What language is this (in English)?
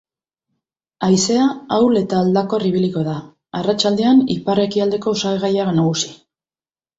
Basque